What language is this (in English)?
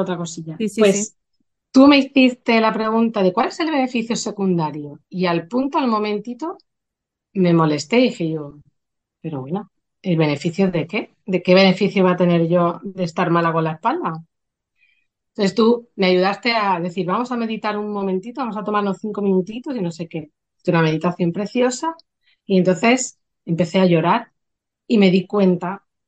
Spanish